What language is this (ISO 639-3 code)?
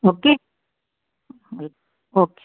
snd